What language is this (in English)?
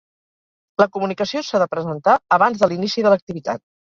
Catalan